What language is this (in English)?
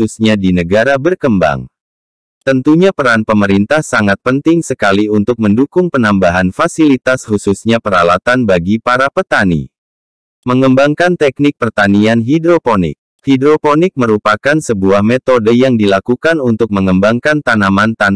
Indonesian